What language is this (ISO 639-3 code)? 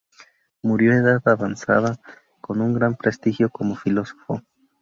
spa